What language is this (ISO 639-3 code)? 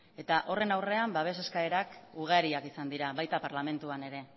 eus